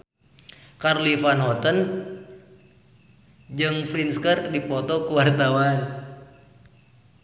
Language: Sundanese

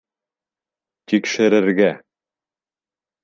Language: Bashkir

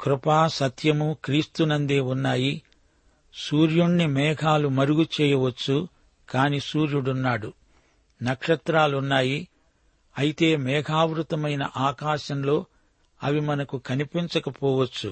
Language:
Telugu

